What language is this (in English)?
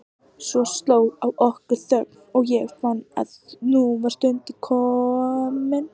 Icelandic